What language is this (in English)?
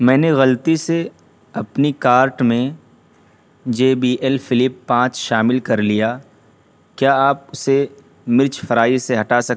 Urdu